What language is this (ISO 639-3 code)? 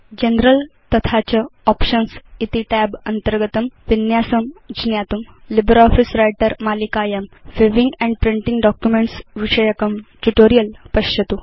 san